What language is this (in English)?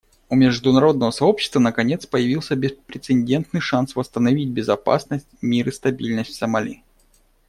Russian